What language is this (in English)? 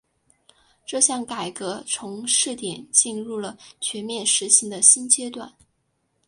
Chinese